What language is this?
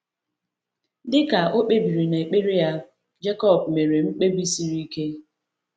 Igbo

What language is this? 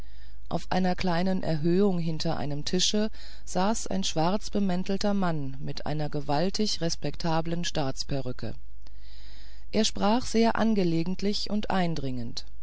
German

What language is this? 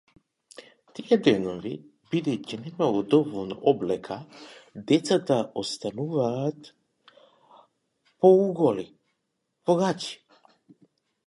Macedonian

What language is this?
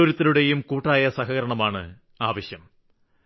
Malayalam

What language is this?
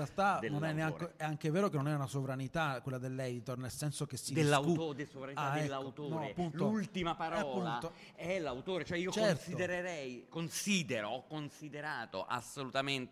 Italian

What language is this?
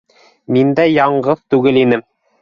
Bashkir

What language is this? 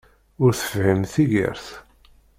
Kabyle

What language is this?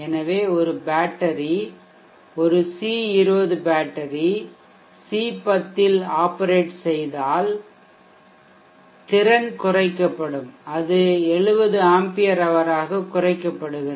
Tamil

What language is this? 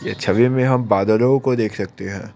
Hindi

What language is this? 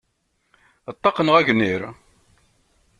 Kabyle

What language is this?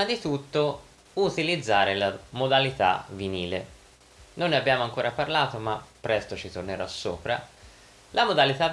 Italian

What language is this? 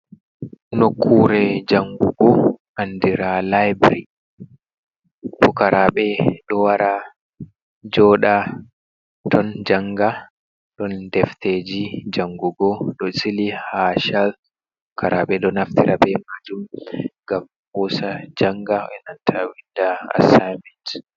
Fula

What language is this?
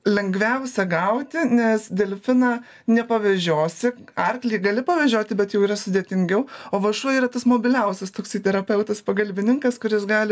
Lithuanian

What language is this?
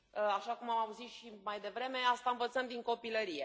Romanian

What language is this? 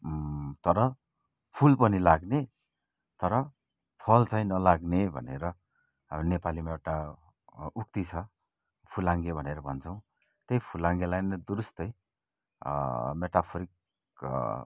Nepali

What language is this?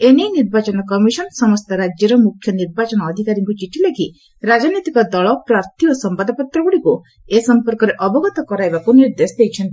Odia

